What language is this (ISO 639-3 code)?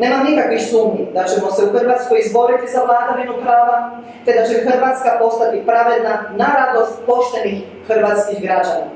hrv